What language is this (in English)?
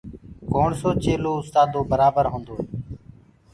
Gurgula